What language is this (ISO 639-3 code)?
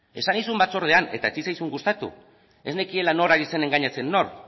eus